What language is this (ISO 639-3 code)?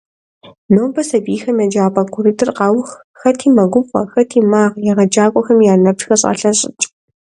kbd